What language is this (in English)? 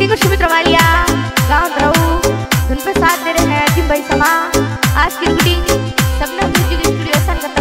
Thai